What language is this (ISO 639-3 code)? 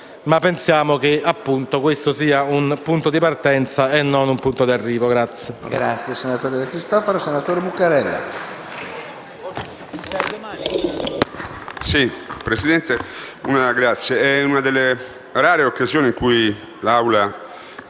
ita